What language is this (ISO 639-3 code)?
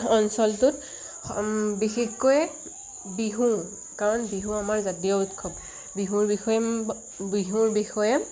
asm